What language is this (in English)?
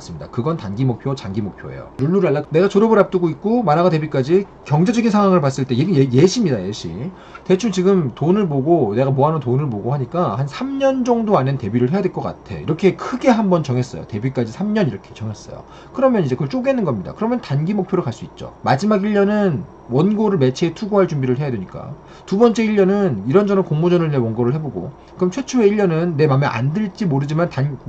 Korean